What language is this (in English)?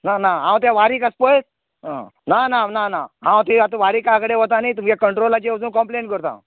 Konkani